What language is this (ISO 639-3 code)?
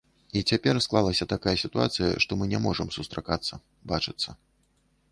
bel